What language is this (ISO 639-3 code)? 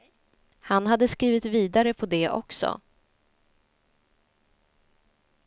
swe